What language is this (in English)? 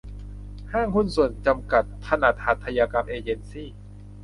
Thai